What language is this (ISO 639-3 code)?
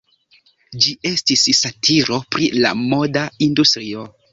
epo